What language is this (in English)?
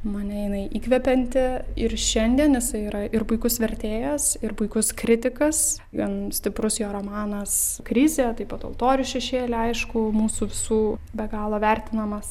Lithuanian